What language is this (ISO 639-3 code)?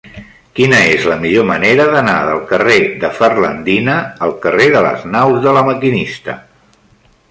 cat